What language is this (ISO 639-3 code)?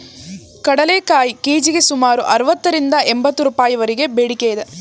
kan